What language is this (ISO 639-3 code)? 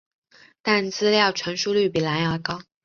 zho